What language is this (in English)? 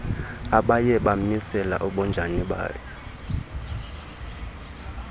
Xhosa